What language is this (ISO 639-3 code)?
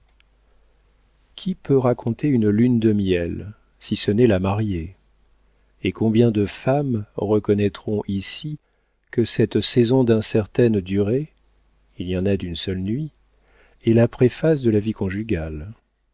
fra